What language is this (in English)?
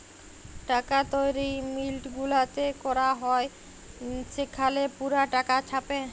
Bangla